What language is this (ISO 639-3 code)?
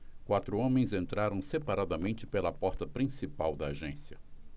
por